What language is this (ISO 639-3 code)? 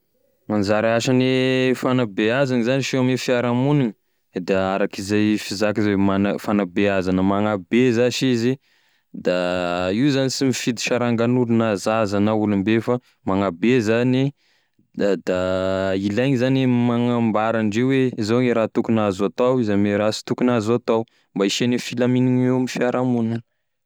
tkg